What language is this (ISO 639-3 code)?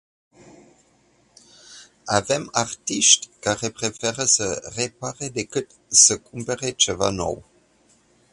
ron